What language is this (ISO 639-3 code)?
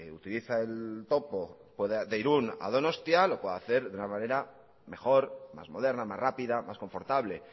spa